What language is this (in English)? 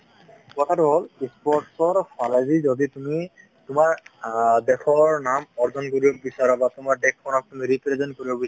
Assamese